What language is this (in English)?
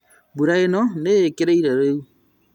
Kikuyu